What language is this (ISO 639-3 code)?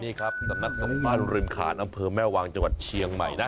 tha